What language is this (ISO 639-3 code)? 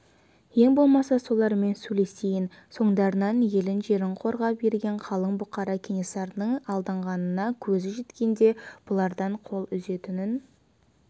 kaz